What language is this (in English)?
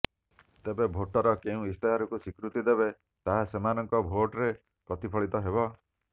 Odia